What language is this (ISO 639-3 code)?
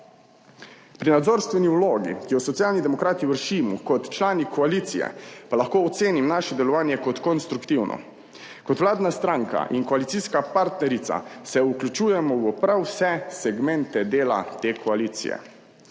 slv